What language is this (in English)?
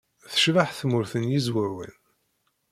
Kabyle